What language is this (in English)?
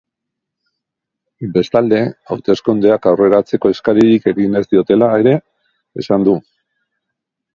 Basque